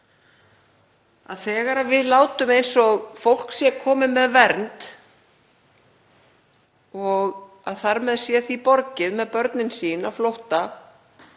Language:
Icelandic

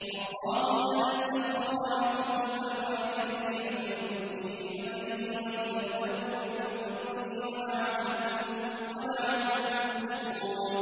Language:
Arabic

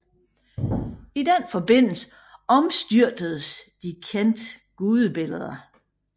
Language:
Danish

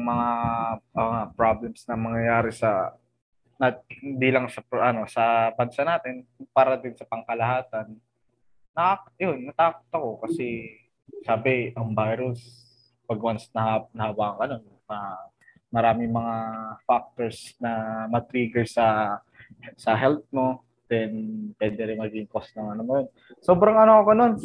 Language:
Filipino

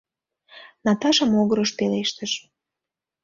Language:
Mari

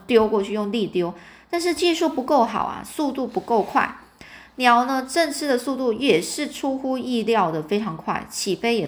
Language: Chinese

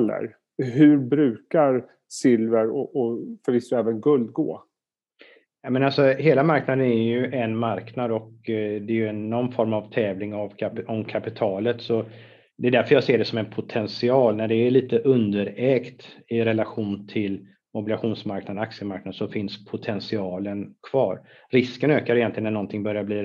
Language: Swedish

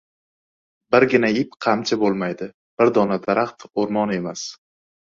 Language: Uzbek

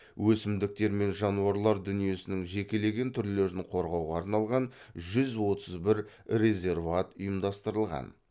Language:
Kazakh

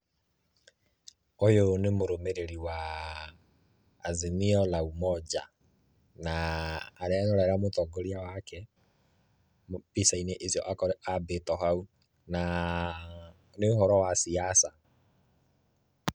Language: Kikuyu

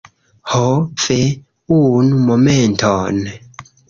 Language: Esperanto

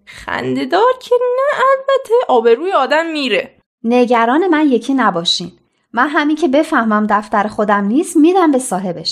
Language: Persian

